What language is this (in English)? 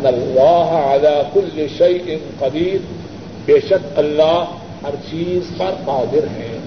Urdu